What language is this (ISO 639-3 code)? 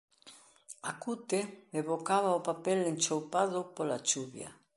glg